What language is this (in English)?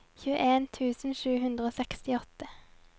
Norwegian